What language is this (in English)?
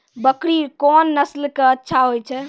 Maithili